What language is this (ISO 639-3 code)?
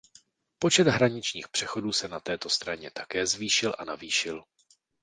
ces